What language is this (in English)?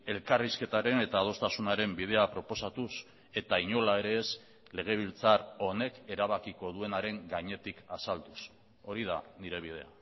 Basque